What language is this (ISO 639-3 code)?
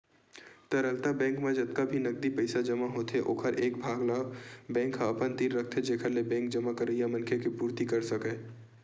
hne